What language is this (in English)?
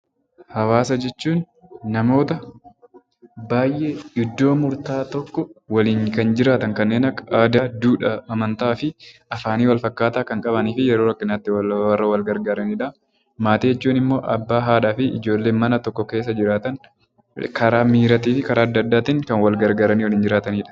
Oromo